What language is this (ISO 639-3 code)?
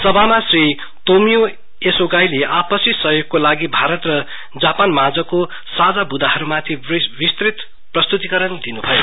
nep